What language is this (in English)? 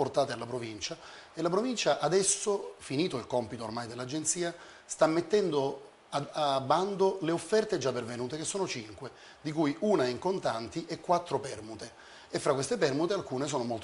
Italian